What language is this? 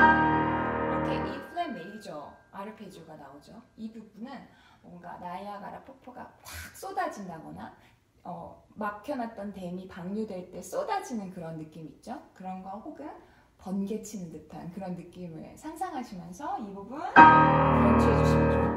Korean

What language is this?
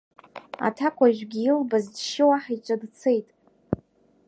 Abkhazian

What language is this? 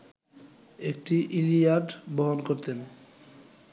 Bangla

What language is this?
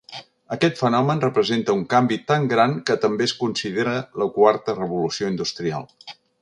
Catalan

